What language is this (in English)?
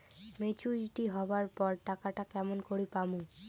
Bangla